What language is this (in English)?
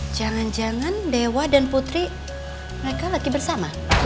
Indonesian